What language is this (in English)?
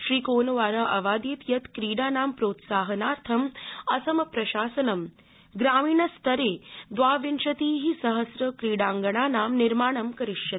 Sanskrit